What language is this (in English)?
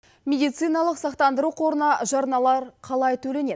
Kazakh